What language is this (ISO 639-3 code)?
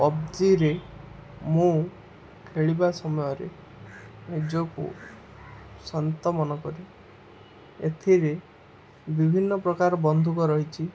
ori